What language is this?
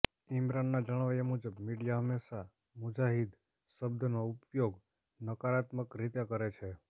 Gujarati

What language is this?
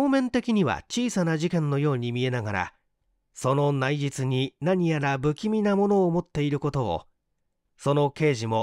Japanese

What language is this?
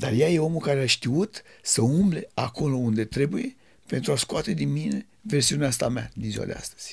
Romanian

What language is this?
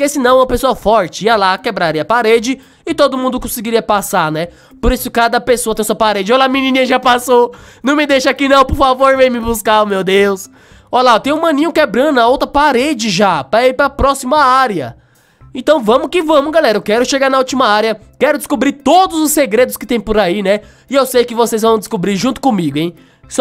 Portuguese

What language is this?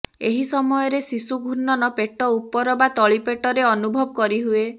Odia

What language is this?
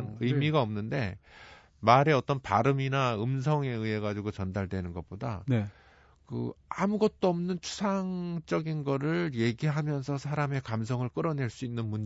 Korean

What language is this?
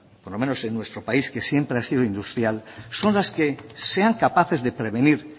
Spanish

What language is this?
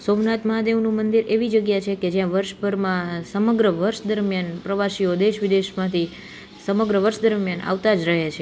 Gujarati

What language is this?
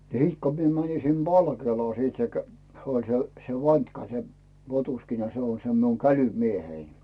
Finnish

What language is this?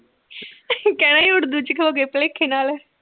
Punjabi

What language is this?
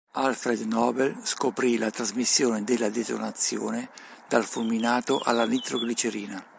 Italian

